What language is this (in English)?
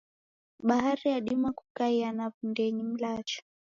Taita